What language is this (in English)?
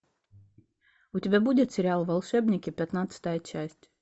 Russian